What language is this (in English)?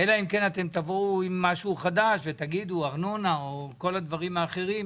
Hebrew